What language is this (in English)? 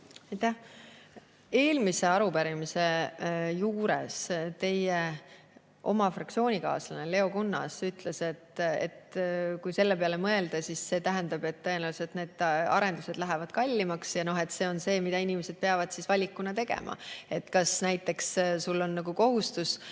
Estonian